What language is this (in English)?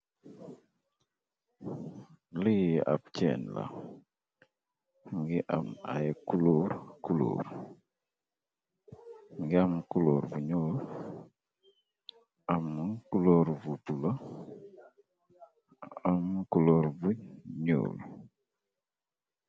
Wolof